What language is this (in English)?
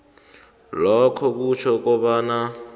South Ndebele